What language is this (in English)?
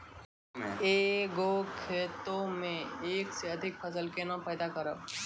Maithili